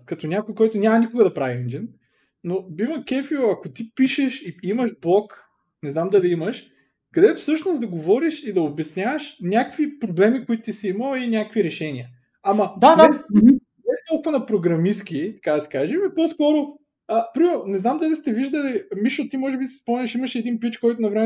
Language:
Bulgarian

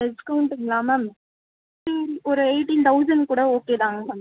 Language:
Tamil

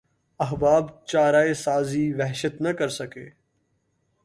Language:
Urdu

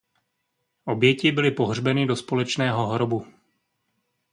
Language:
Czech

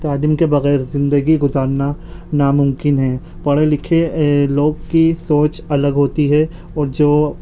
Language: Urdu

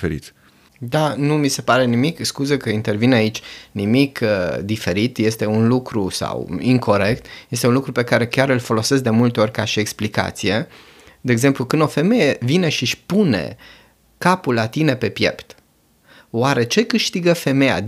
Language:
Romanian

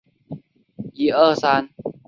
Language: Chinese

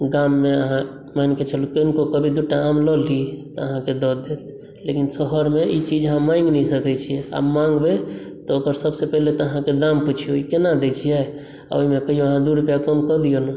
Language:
Maithili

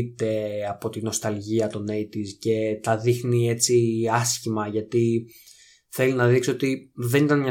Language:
Greek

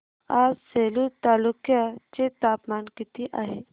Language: Marathi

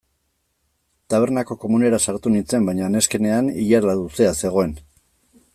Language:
Basque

